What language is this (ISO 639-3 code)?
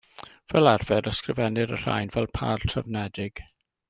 cym